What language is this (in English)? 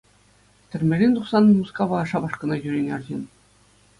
Chuvash